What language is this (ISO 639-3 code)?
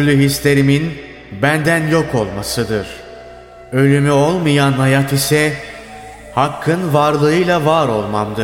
tur